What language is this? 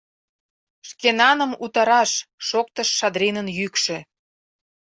Mari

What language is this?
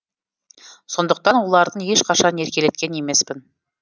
Kazakh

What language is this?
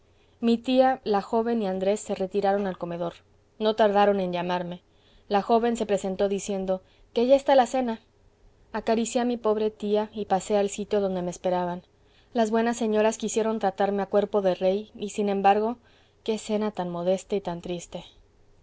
Spanish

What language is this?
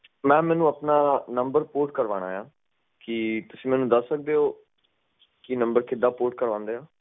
Punjabi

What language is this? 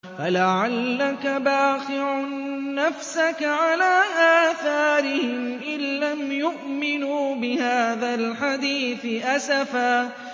Arabic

